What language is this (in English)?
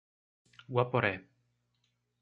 Portuguese